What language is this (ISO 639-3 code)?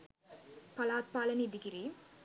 sin